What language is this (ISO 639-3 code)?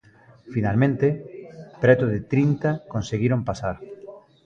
glg